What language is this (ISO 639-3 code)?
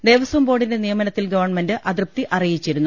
mal